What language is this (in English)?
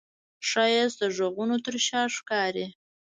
Pashto